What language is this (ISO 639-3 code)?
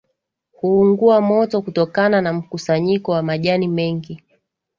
swa